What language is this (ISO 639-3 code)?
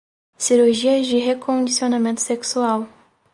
por